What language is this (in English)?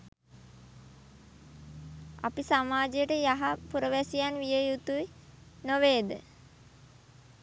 Sinhala